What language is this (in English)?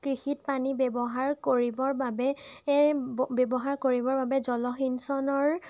Assamese